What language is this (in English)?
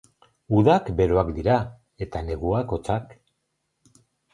Basque